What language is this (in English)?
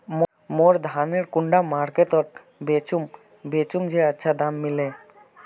Magahi